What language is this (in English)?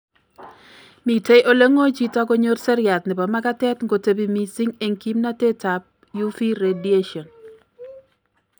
Kalenjin